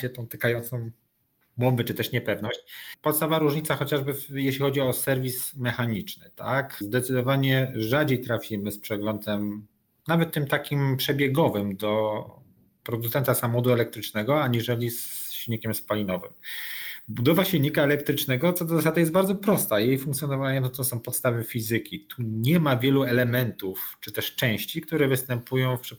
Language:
Polish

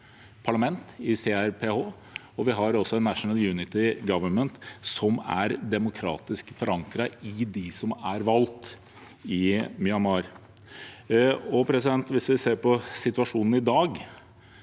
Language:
Norwegian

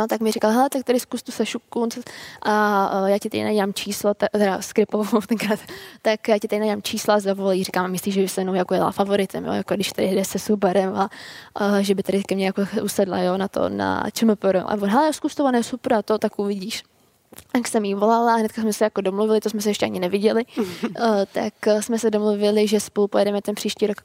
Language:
Czech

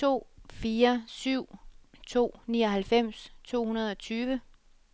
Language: Danish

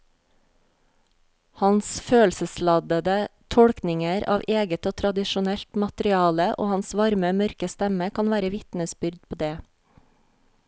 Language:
Norwegian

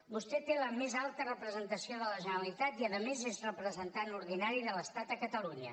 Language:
Catalan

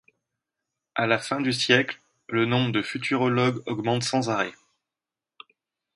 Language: French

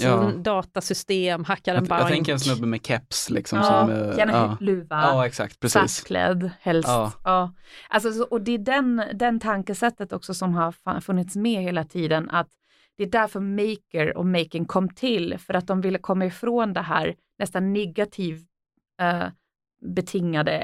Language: Swedish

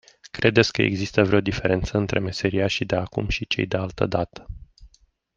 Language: Romanian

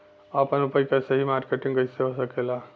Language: Bhojpuri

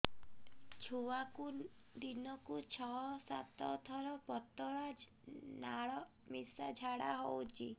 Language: Odia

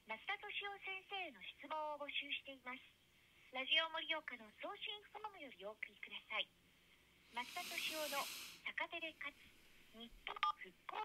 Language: Japanese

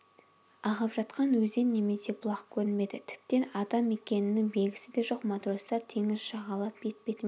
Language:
Kazakh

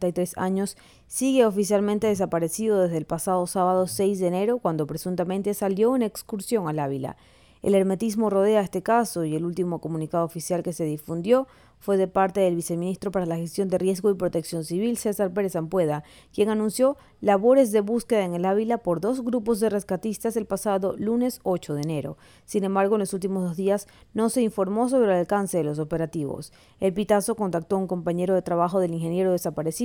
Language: Spanish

